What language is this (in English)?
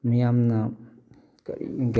Manipuri